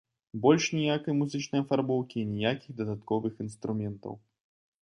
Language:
Belarusian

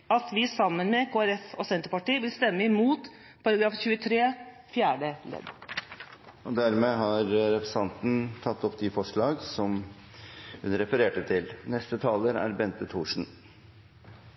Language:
Norwegian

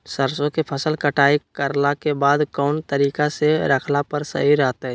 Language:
Magahi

